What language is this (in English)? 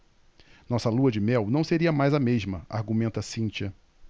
Portuguese